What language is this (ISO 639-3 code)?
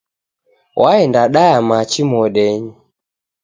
dav